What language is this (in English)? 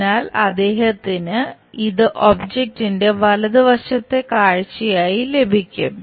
Malayalam